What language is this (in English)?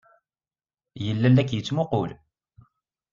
Kabyle